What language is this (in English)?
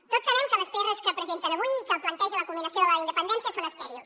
Catalan